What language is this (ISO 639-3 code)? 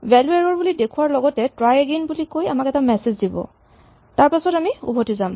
asm